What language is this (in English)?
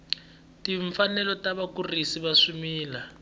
Tsonga